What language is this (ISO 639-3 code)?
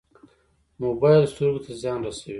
pus